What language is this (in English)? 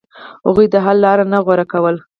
Pashto